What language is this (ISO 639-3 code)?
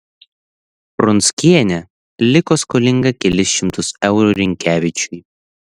lit